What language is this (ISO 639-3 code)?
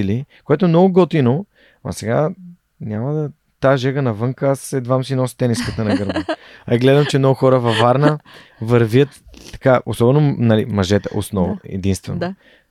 bul